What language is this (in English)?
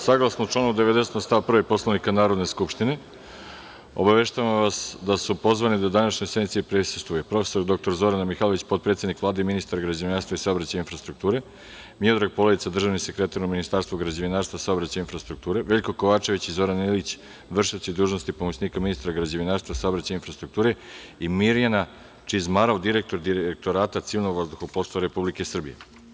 Serbian